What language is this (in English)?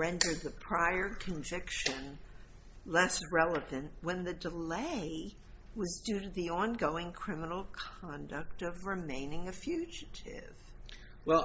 English